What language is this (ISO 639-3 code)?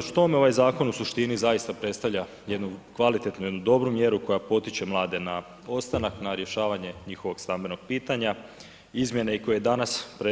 hrv